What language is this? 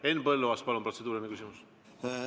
Estonian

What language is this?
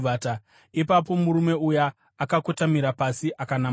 Shona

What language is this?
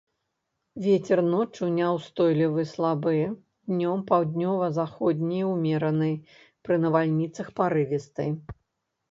Belarusian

